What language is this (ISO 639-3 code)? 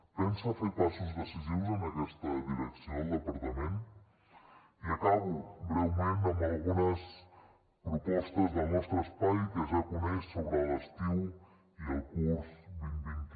cat